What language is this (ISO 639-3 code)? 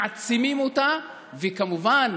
heb